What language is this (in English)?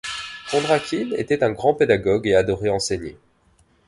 French